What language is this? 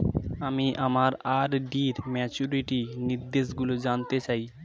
Bangla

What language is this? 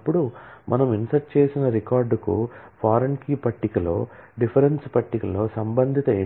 Telugu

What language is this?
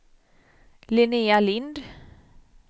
Swedish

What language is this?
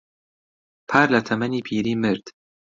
Central Kurdish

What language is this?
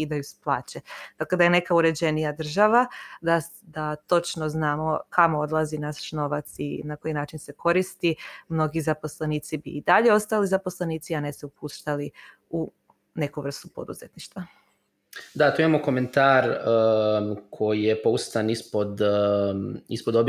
Croatian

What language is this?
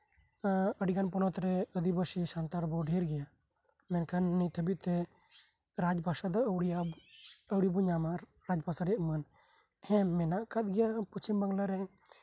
Santali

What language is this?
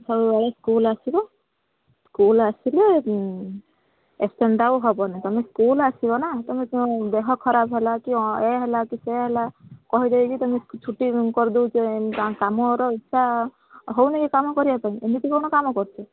Odia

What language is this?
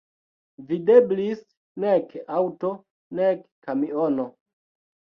Esperanto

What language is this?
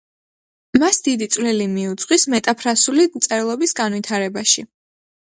Georgian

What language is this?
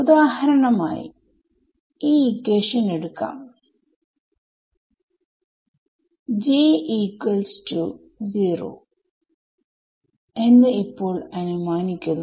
Malayalam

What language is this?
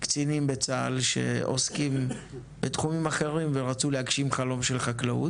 Hebrew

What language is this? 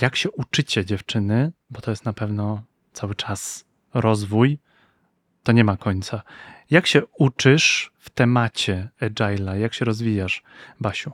Polish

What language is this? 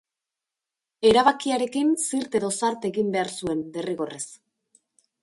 Basque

